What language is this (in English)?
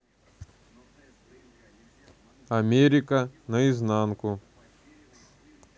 Russian